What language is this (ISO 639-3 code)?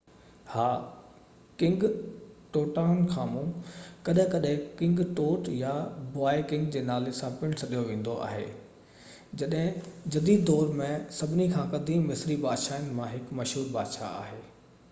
snd